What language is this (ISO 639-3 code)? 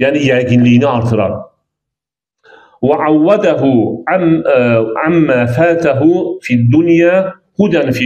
tur